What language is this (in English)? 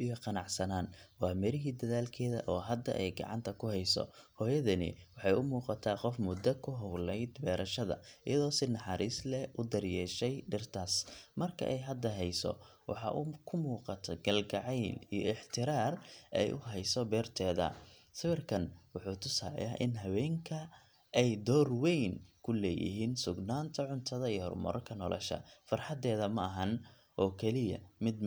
Somali